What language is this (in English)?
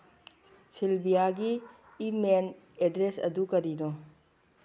Manipuri